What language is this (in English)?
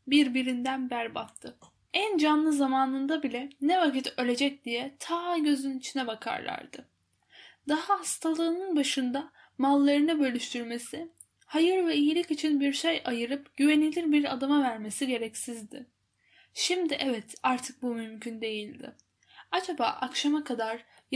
Turkish